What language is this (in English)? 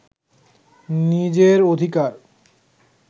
Bangla